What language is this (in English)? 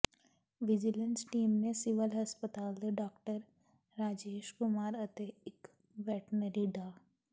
Punjabi